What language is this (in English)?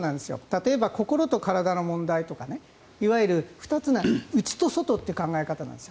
Japanese